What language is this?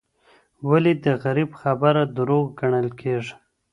Pashto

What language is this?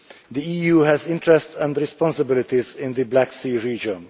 English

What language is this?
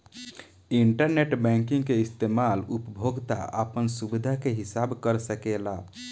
Bhojpuri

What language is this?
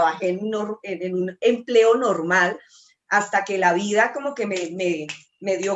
Spanish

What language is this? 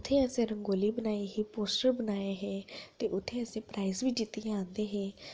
Dogri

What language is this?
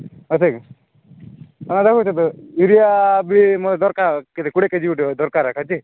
Odia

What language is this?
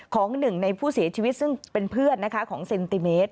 Thai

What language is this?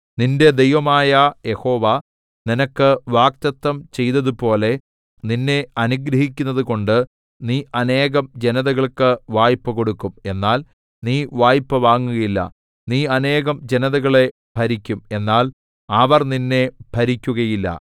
Malayalam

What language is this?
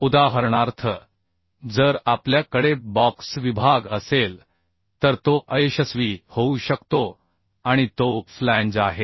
Marathi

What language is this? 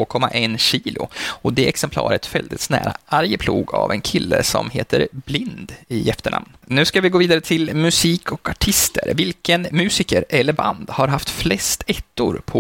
Swedish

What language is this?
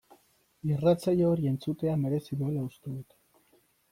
Basque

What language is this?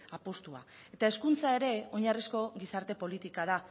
Basque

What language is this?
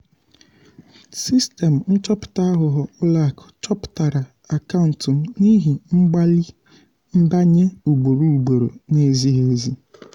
Igbo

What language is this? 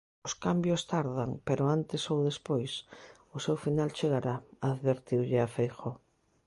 Galician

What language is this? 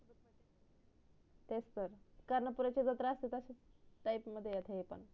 Marathi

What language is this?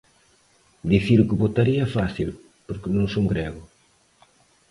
Galician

